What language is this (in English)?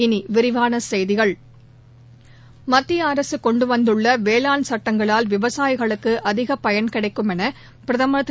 Tamil